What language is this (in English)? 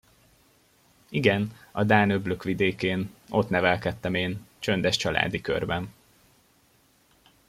Hungarian